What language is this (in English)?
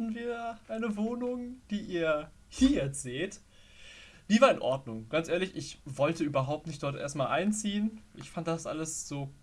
German